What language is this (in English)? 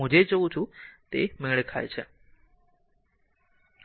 Gujarati